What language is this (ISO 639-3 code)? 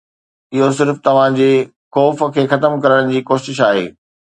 snd